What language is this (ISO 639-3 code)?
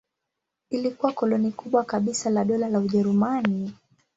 swa